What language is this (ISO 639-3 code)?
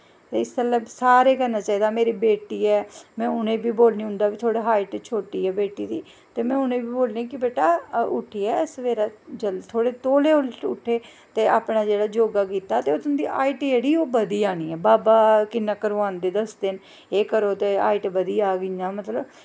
doi